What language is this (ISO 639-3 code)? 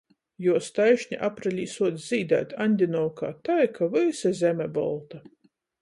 ltg